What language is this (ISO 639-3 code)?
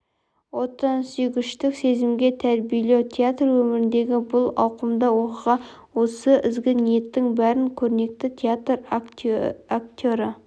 kaz